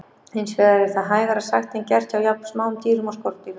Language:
Icelandic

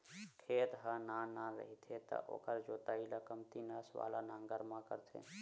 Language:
Chhattisgarhi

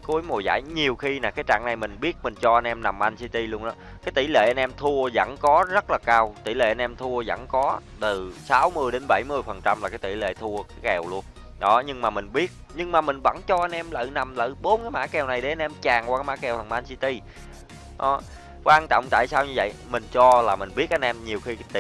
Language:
Vietnamese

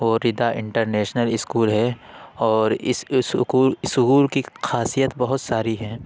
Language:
Urdu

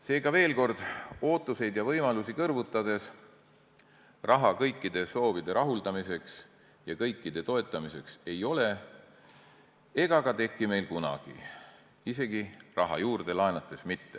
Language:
Estonian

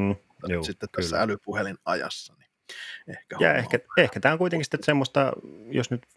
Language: Finnish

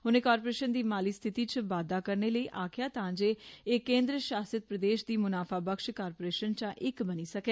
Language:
Dogri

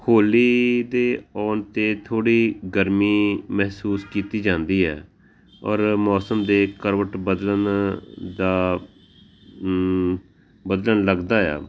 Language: Punjabi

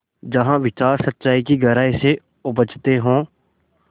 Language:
Hindi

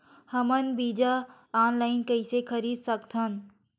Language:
Chhattisgarhi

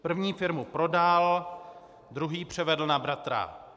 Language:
Czech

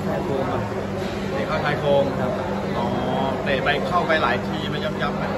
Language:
Thai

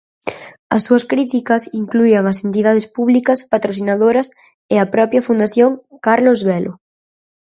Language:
Galician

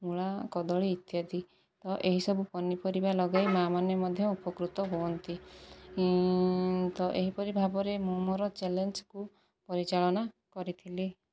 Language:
Odia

